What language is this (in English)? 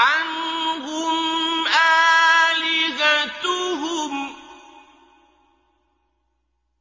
Arabic